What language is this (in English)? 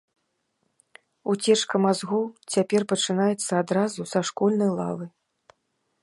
Belarusian